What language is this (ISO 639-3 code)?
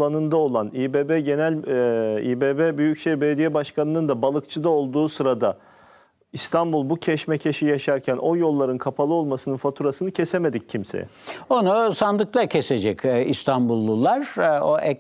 tur